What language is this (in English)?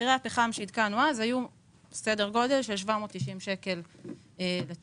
Hebrew